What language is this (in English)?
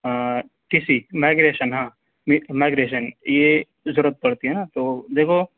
Urdu